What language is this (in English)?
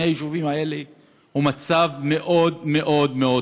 Hebrew